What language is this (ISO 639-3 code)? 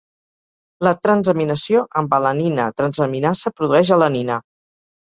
cat